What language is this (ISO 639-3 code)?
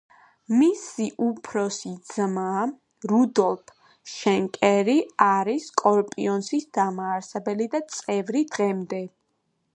kat